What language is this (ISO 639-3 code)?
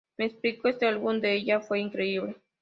spa